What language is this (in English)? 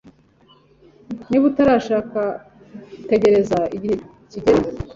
Kinyarwanda